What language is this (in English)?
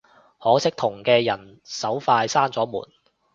Cantonese